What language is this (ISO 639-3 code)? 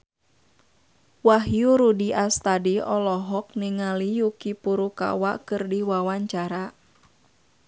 sun